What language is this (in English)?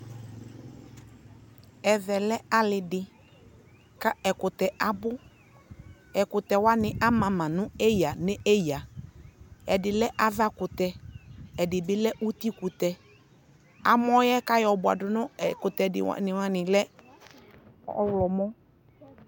Ikposo